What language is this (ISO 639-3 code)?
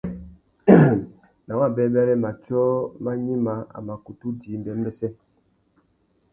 bag